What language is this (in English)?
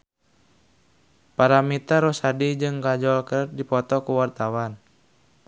Sundanese